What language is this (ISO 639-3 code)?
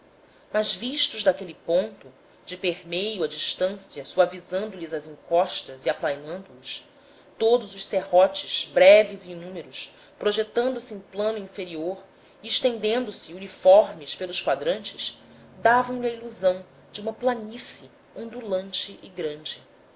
por